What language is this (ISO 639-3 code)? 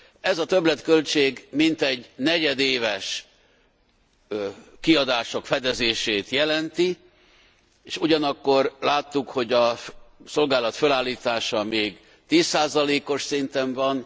hun